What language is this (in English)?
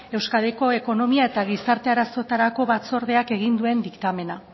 Basque